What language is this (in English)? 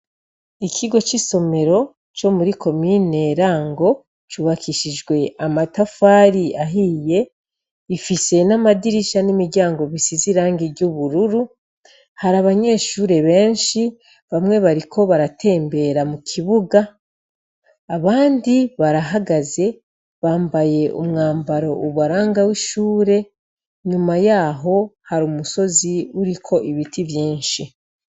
Rundi